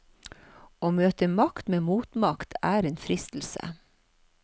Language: Norwegian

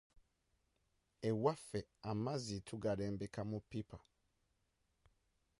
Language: Ganda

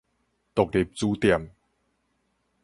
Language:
Min Nan Chinese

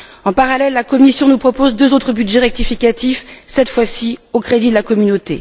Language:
French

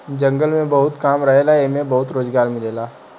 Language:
Bhojpuri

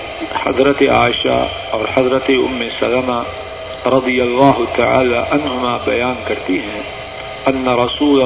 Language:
Urdu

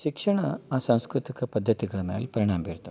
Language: Kannada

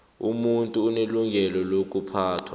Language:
South Ndebele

